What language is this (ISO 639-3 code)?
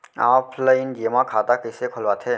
hne